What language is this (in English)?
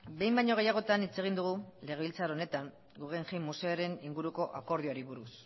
Basque